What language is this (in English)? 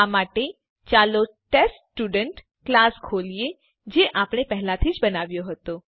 Gujarati